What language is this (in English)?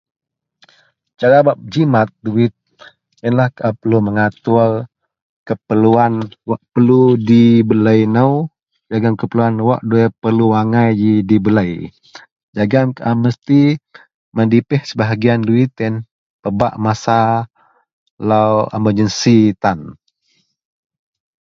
Central Melanau